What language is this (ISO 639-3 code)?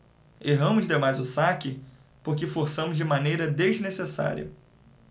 por